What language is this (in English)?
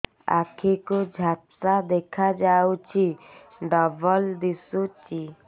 Odia